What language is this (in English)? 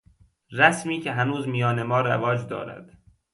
Persian